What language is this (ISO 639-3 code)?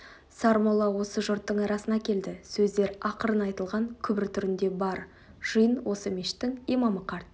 kaz